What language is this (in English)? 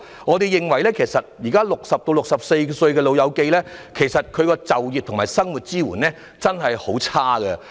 Cantonese